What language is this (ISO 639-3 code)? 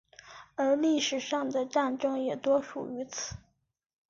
zho